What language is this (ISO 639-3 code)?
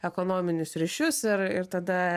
lit